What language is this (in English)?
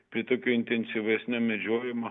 Lithuanian